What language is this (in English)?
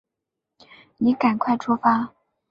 Chinese